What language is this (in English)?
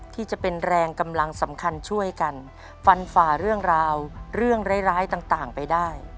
Thai